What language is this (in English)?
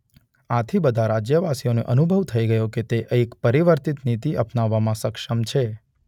Gujarati